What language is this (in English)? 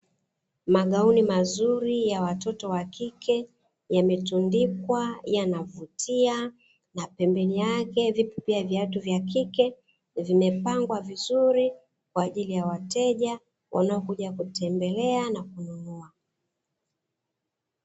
Swahili